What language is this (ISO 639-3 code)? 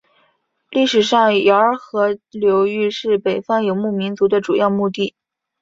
zho